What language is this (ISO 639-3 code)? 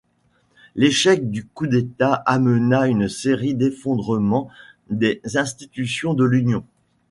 fra